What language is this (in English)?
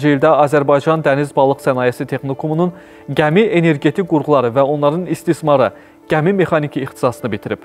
Turkish